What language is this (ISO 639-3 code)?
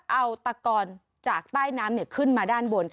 tha